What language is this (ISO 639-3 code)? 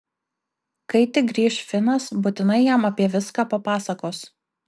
lit